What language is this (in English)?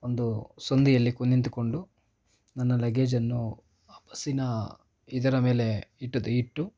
Kannada